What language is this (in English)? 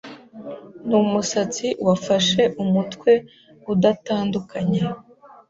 Kinyarwanda